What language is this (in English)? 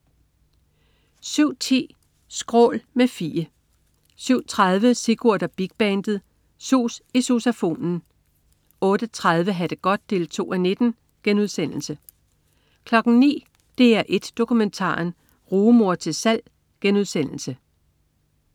Danish